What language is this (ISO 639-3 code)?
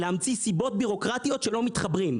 heb